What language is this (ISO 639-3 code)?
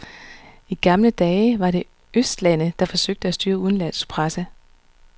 dan